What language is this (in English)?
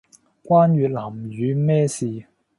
Cantonese